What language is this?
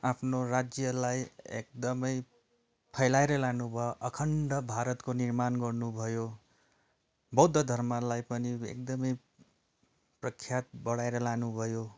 Nepali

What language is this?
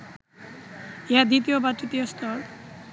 Bangla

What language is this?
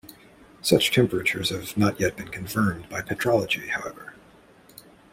English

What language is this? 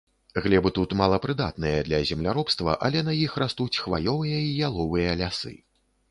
Belarusian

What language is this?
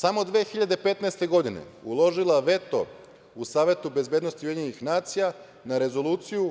Serbian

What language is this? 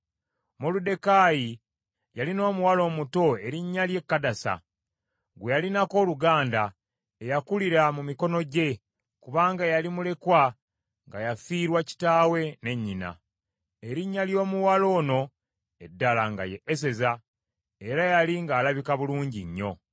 Ganda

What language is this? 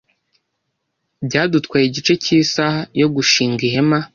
Kinyarwanda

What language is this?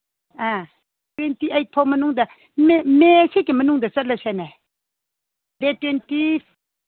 Manipuri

